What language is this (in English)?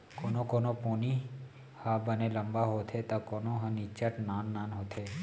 Chhattisgarhi